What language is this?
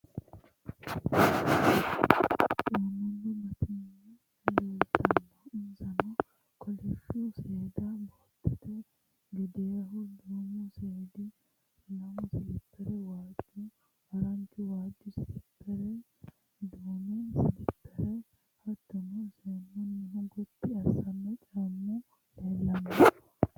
Sidamo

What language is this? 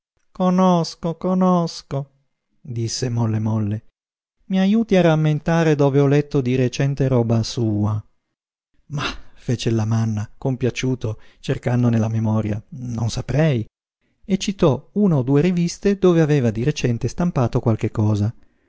Italian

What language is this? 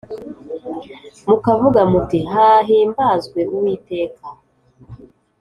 Kinyarwanda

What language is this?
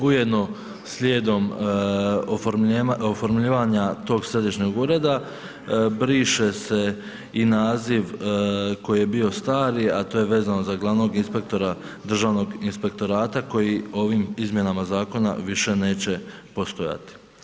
Croatian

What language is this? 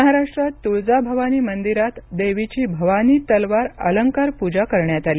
Marathi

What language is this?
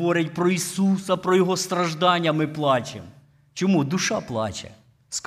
Ukrainian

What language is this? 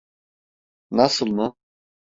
Turkish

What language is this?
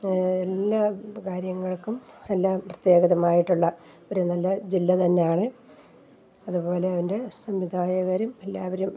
Malayalam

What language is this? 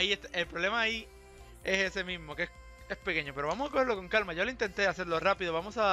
Spanish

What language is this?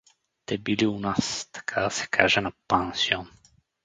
Bulgarian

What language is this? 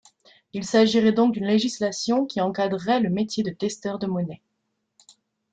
French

